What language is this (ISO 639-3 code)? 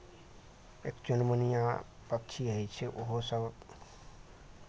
mai